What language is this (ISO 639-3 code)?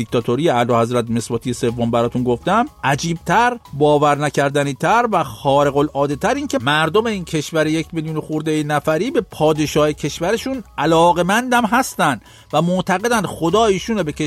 fas